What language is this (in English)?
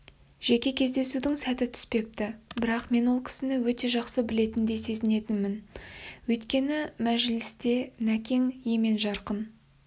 Kazakh